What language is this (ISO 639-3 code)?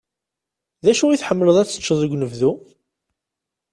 kab